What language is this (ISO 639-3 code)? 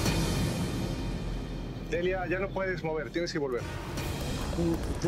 spa